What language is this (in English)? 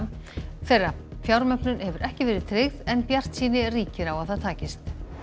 Icelandic